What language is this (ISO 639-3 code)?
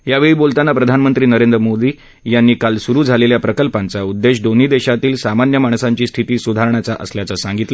mar